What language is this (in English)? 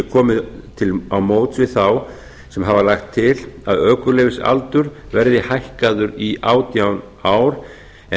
Icelandic